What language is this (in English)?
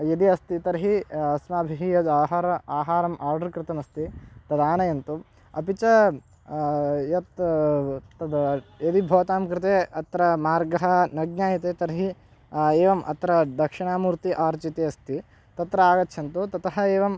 Sanskrit